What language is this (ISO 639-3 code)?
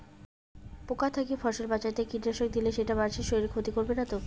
ben